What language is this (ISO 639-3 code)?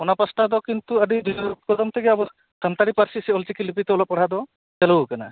sat